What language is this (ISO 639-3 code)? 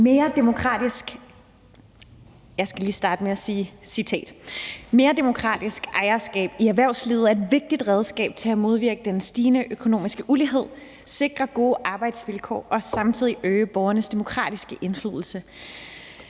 dan